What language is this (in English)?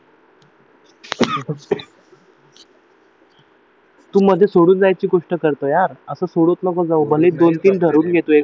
Marathi